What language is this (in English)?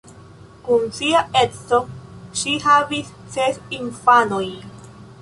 Esperanto